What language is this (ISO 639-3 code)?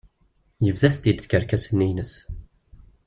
kab